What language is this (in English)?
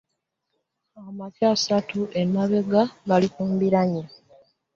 Ganda